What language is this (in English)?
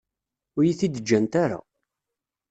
Kabyle